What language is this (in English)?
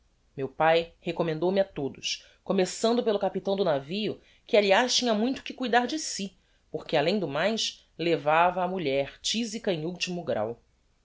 Portuguese